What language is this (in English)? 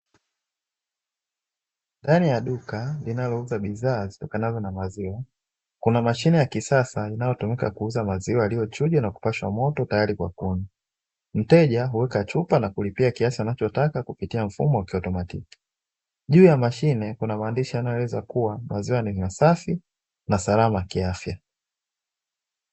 Swahili